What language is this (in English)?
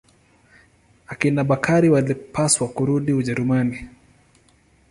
Swahili